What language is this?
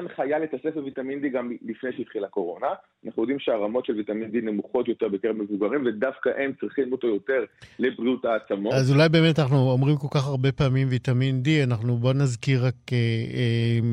Hebrew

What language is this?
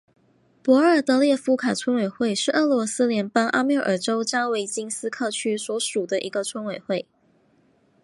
Chinese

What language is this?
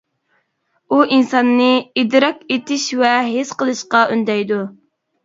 Uyghur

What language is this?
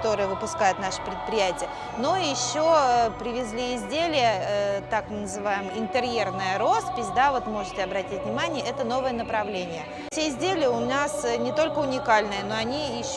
Russian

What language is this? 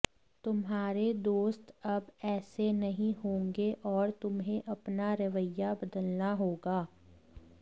Hindi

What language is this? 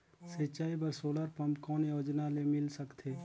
Chhattisgarhi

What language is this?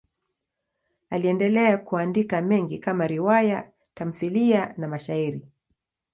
Swahili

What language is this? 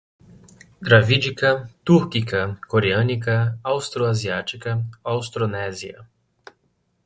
Portuguese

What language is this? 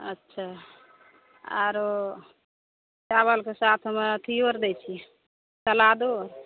Maithili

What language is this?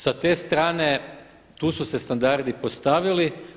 Croatian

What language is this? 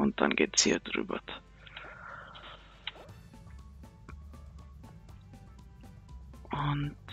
German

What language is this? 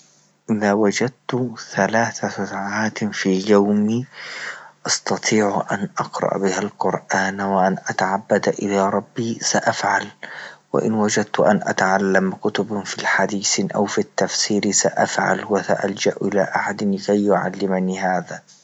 Libyan Arabic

